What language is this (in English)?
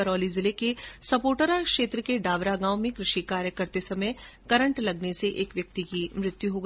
Hindi